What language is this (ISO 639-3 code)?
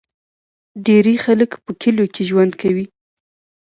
pus